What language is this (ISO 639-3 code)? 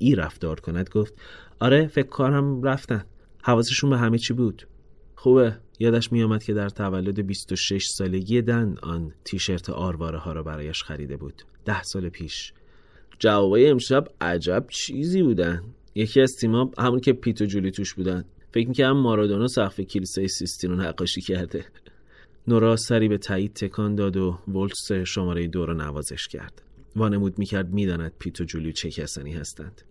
fas